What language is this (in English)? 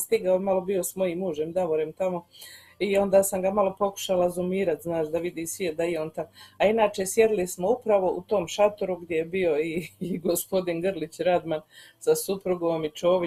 Croatian